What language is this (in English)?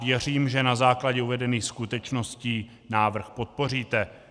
Czech